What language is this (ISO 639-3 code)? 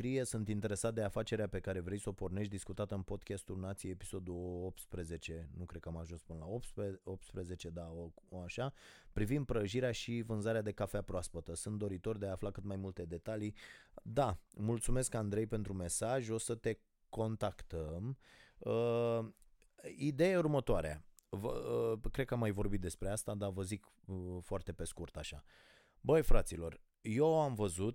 ron